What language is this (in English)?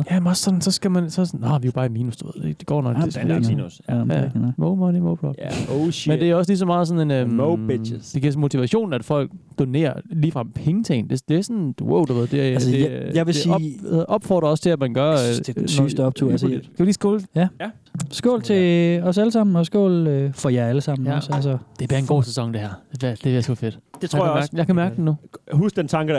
Danish